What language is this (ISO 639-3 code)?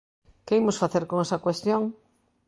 glg